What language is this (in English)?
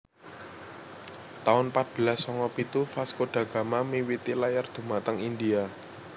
Javanese